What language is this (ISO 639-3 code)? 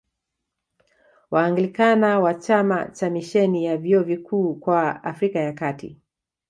swa